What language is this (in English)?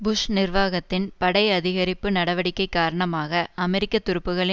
Tamil